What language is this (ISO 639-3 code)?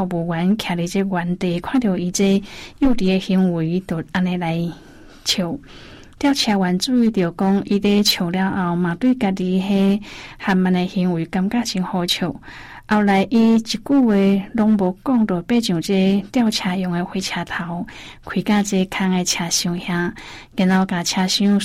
zho